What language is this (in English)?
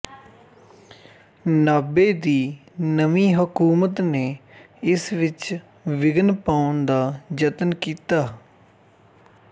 Punjabi